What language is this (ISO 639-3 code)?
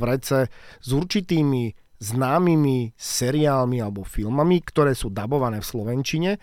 slk